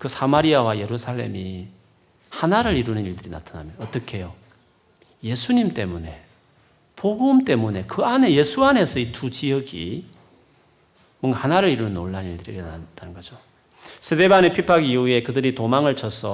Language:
Korean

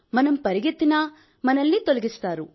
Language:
Telugu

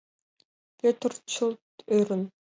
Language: Mari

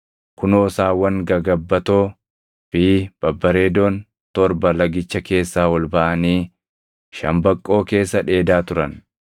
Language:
Oromo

